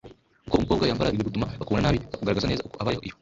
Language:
Kinyarwanda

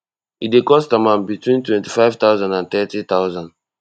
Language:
Nigerian Pidgin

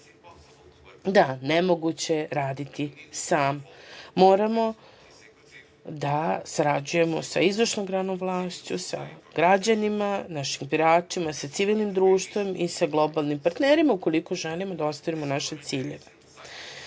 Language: Serbian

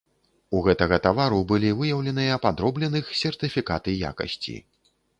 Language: Belarusian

